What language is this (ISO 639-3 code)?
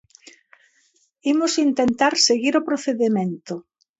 glg